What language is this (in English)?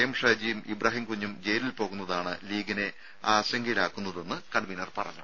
Malayalam